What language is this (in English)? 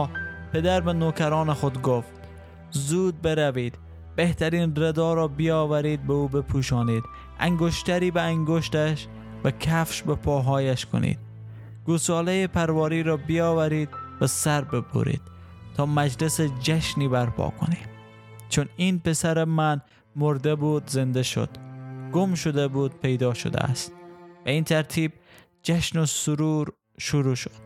Persian